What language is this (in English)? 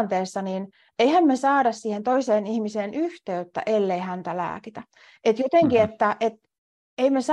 Finnish